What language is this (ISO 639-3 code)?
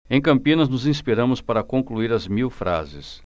por